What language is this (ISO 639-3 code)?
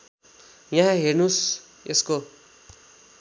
nep